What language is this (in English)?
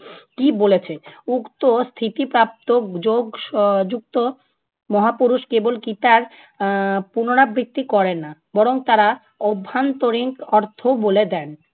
Bangla